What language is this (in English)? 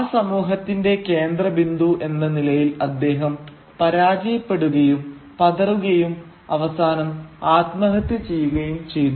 Malayalam